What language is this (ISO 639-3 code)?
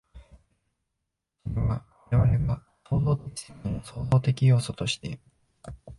jpn